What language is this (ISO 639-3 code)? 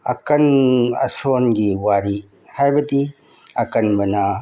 mni